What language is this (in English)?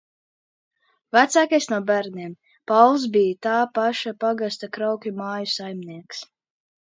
Latvian